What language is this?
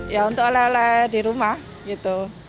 Indonesian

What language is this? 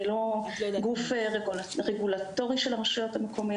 Hebrew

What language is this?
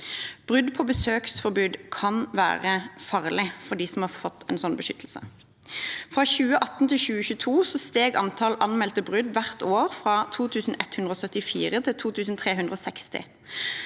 Norwegian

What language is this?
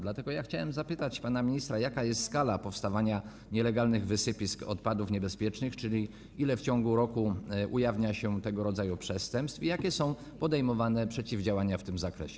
Polish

